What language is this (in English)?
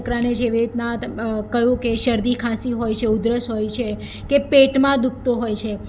Gujarati